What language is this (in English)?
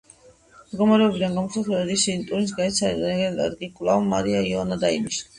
Georgian